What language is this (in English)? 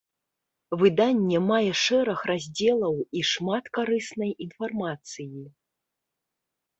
Belarusian